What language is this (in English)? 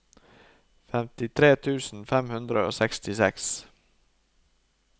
Norwegian